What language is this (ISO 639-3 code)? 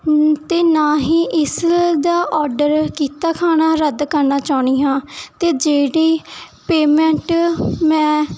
pan